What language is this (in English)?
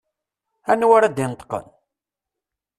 Kabyle